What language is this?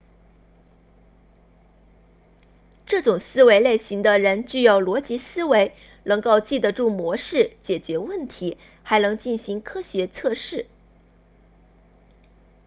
Chinese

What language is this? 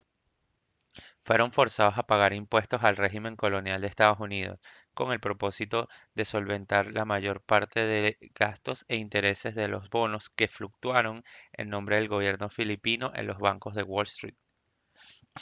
Spanish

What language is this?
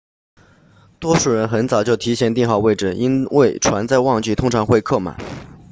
Chinese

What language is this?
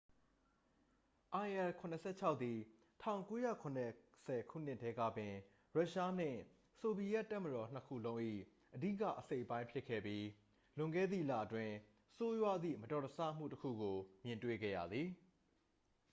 Burmese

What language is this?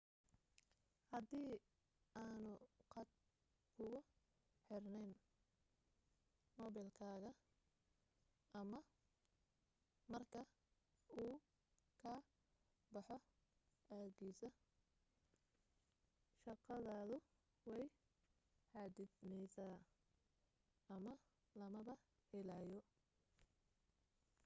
Somali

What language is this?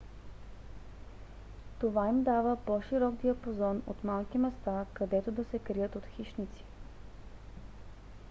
Bulgarian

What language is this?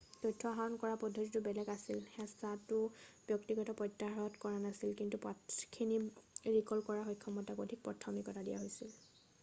Assamese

